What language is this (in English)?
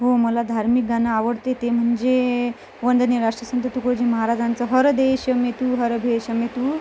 Marathi